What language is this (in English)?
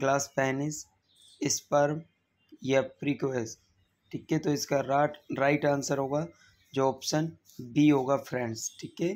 Hindi